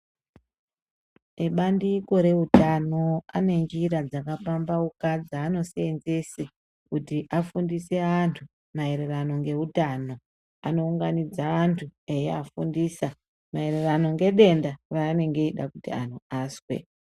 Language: Ndau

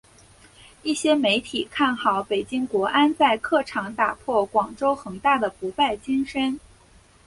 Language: Chinese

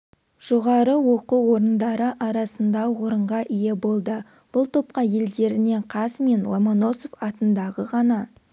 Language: Kazakh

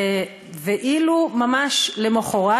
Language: Hebrew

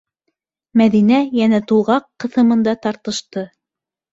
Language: Bashkir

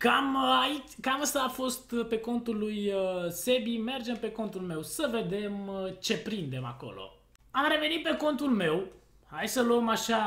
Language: Romanian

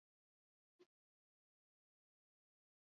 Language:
Basque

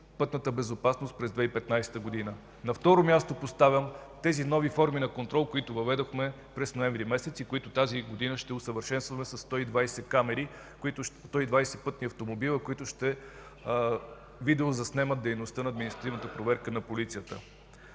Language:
Bulgarian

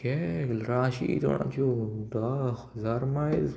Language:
Konkani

